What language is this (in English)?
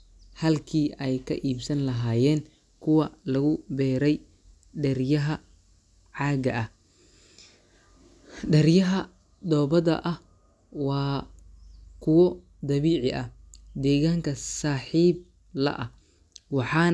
Somali